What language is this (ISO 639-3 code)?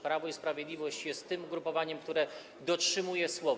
pol